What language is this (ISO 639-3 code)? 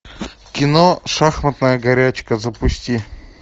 rus